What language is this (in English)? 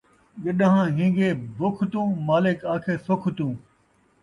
Saraiki